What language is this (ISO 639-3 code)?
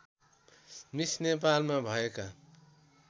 nep